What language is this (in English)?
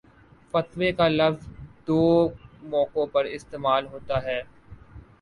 Urdu